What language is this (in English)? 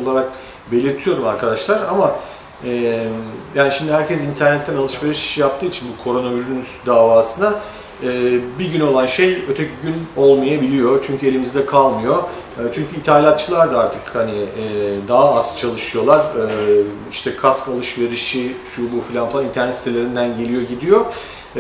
Turkish